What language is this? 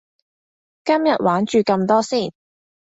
Cantonese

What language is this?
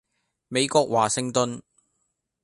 Cantonese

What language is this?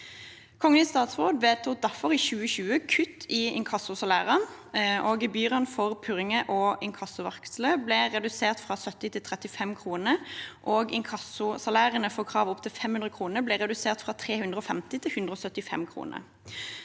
Norwegian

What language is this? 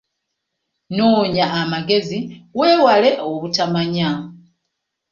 Ganda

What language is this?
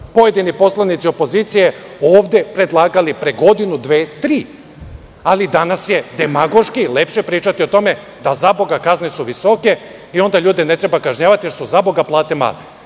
Serbian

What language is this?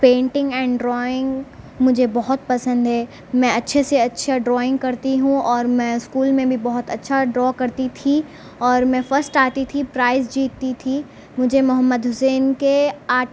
Urdu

